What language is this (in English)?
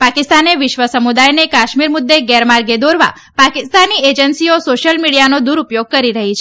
Gujarati